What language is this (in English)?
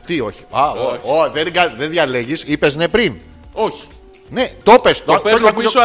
Greek